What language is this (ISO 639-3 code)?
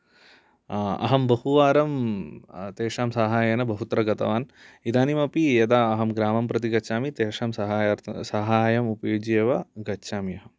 san